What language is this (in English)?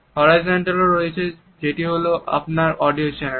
Bangla